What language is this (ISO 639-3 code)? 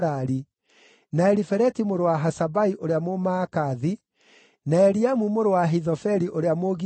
kik